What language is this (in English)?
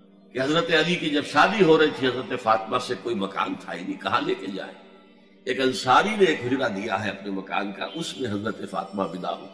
Urdu